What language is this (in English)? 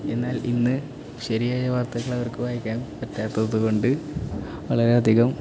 Malayalam